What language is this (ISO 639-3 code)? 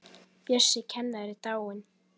isl